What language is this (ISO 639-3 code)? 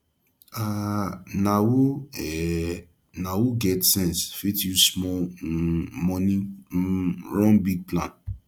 pcm